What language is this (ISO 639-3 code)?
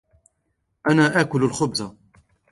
ara